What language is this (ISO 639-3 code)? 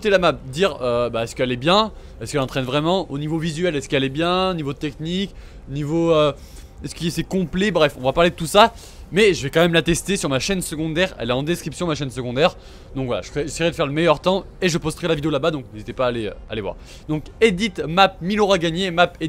fra